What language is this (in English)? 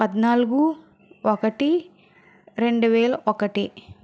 Telugu